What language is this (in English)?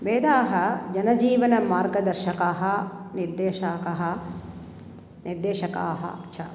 Sanskrit